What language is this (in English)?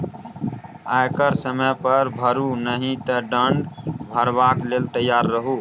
Maithili